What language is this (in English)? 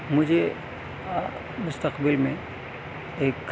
Urdu